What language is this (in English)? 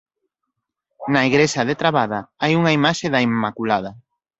Galician